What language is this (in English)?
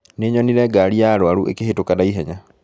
Kikuyu